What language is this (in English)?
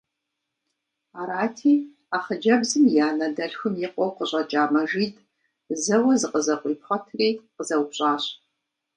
Kabardian